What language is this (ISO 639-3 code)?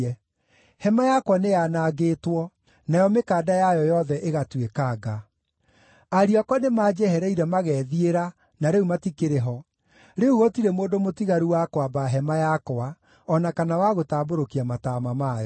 kik